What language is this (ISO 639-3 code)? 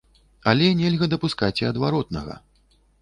bel